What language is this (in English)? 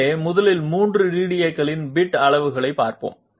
Tamil